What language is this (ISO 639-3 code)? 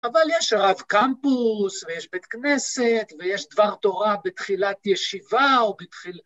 heb